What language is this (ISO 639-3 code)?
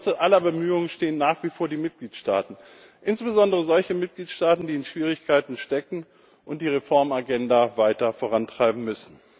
deu